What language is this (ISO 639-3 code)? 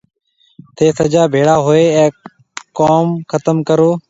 mve